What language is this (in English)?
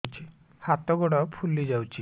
Odia